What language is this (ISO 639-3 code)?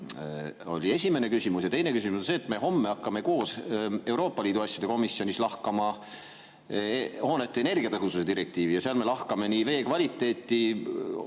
est